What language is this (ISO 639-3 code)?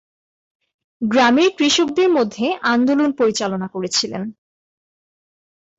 ben